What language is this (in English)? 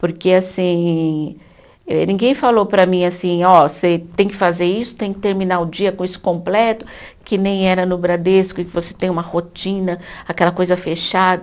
Portuguese